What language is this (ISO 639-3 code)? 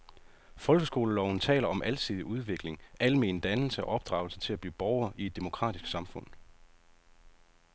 dan